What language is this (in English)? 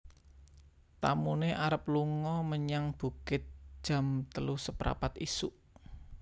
Javanese